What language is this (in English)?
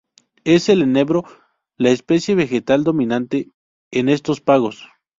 Spanish